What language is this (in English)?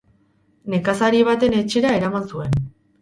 Basque